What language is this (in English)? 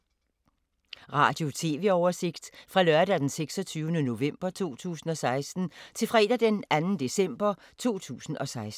Danish